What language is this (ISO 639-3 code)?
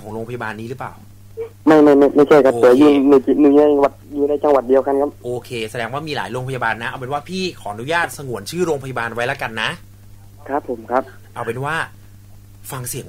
tha